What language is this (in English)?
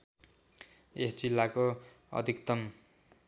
Nepali